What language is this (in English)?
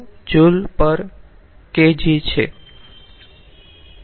Gujarati